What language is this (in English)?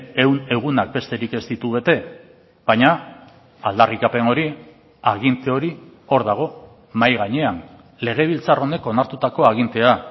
Basque